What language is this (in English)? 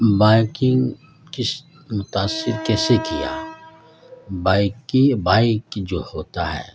Urdu